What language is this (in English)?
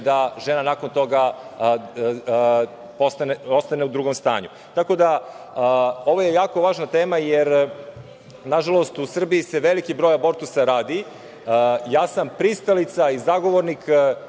Serbian